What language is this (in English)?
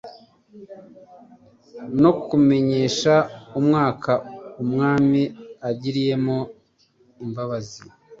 Kinyarwanda